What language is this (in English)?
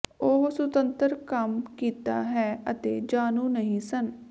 Punjabi